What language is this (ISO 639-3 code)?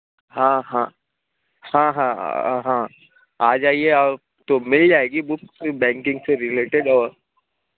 urd